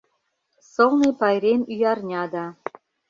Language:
Mari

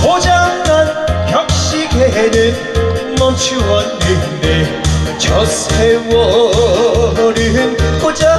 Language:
Korean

